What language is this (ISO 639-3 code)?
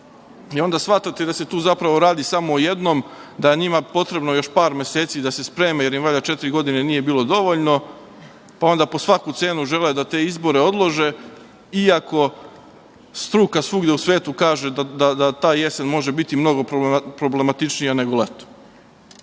srp